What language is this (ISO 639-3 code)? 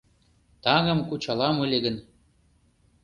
chm